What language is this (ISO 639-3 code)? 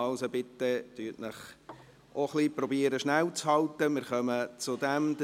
gsw